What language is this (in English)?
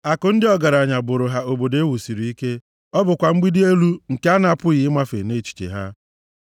Igbo